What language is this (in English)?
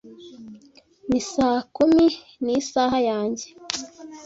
Kinyarwanda